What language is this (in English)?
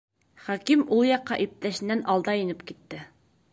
Bashkir